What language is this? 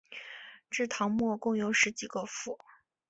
Chinese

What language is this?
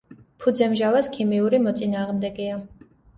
Georgian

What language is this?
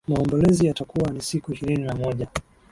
Swahili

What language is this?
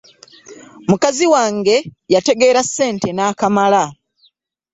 Ganda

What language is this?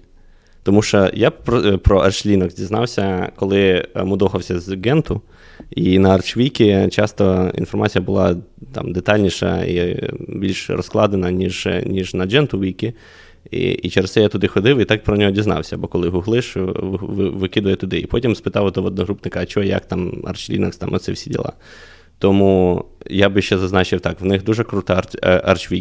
Ukrainian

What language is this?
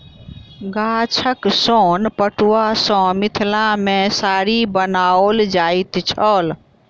Maithili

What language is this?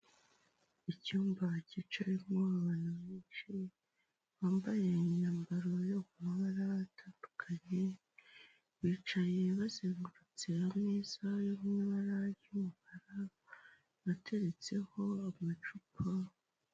Kinyarwanda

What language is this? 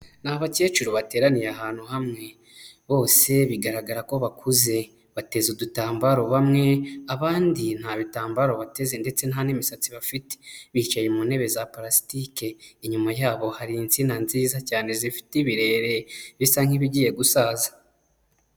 Kinyarwanda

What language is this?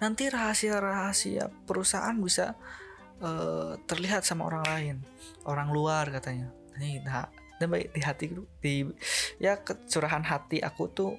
Indonesian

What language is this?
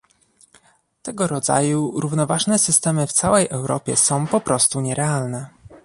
Polish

